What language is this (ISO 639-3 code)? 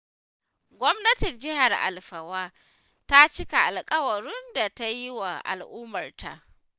hau